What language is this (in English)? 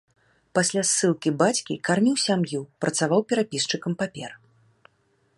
Belarusian